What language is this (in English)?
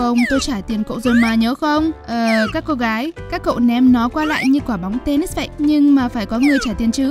Vietnamese